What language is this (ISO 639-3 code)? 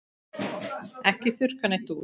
isl